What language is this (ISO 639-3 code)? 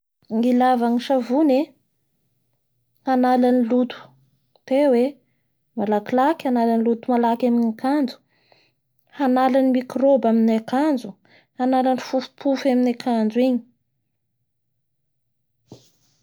bhr